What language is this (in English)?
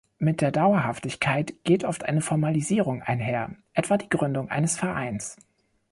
German